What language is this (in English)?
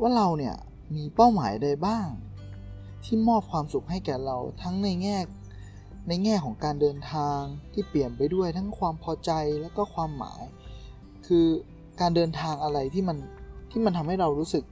Thai